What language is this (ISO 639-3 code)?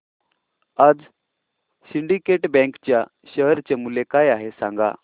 mar